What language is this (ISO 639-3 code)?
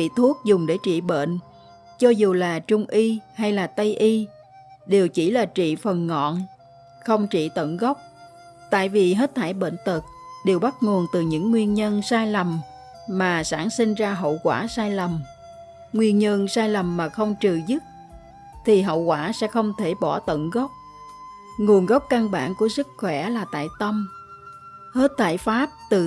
vie